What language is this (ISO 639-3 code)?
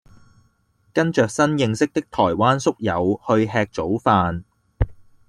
yue